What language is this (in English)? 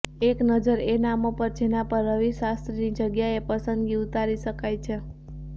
Gujarati